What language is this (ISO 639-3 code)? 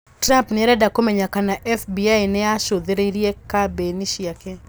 kik